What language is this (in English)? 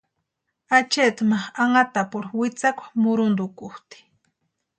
Western Highland Purepecha